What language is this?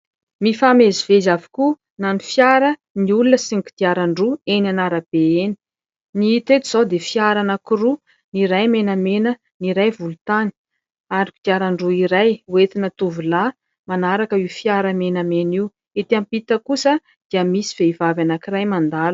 Malagasy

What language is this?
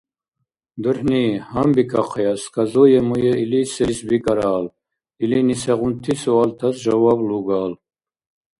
Dargwa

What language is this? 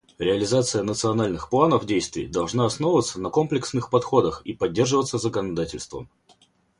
Russian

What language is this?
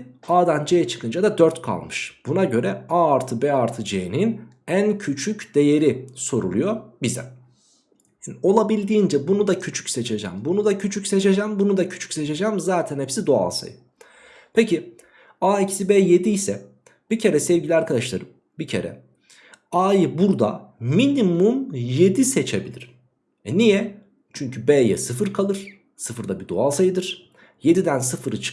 Turkish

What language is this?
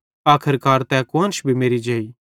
Bhadrawahi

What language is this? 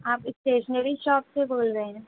Urdu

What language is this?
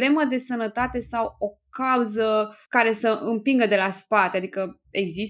Romanian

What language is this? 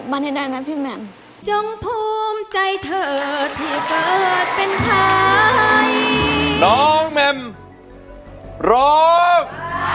Thai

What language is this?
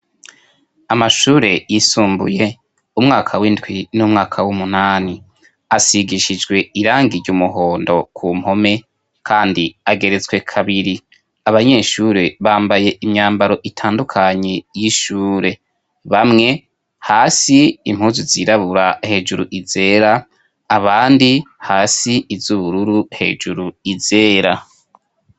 Rundi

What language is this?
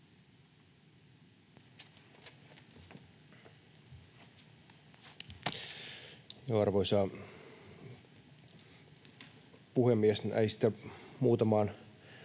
Finnish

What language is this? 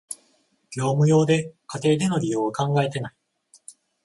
Japanese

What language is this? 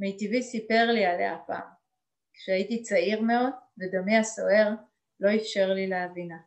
Hebrew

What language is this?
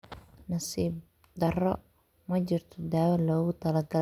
Somali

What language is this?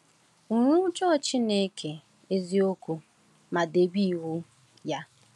Igbo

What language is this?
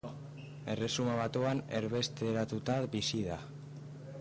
Basque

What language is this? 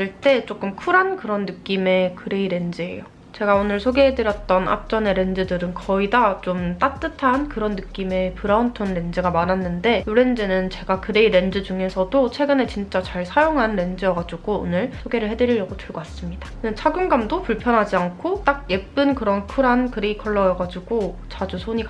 Korean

